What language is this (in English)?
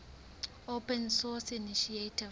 Southern Sotho